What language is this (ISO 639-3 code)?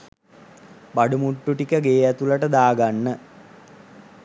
sin